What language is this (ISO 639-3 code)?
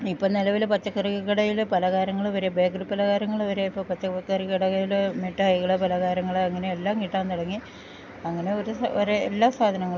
mal